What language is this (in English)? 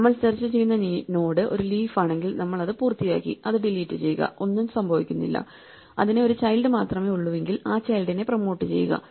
Malayalam